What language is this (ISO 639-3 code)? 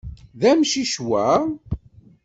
kab